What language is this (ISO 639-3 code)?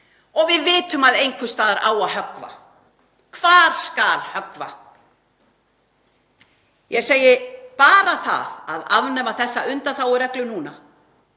isl